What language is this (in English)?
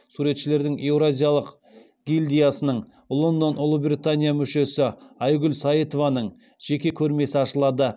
Kazakh